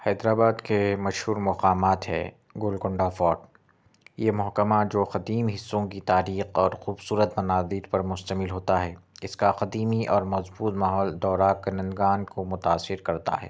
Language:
Urdu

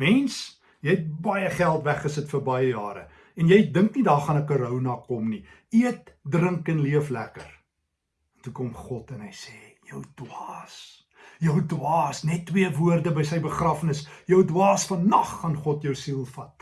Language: Dutch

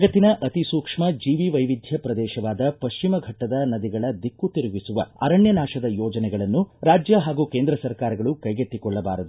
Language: Kannada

